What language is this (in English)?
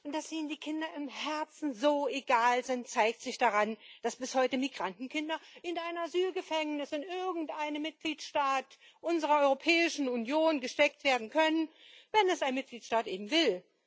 German